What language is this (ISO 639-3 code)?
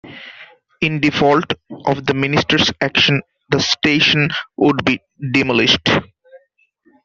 eng